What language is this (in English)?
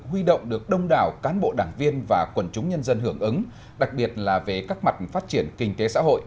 Vietnamese